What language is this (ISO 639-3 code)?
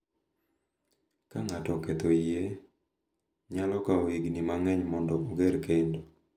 luo